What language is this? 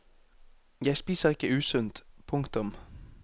Norwegian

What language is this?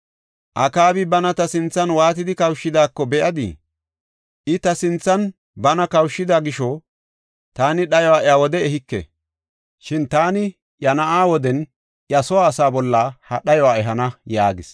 Gofa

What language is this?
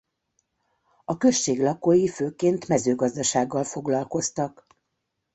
Hungarian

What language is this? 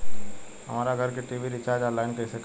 Bhojpuri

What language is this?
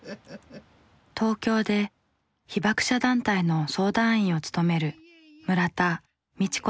Japanese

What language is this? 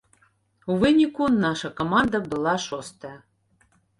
Belarusian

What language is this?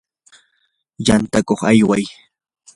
Yanahuanca Pasco Quechua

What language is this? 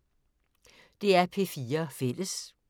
Danish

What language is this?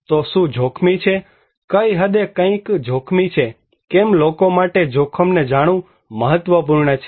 Gujarati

